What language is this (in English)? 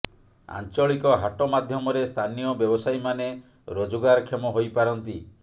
Odia